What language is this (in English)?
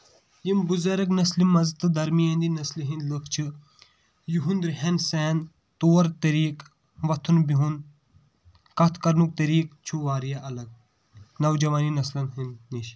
Kashmiri